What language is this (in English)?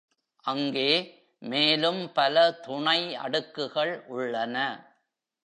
Tamil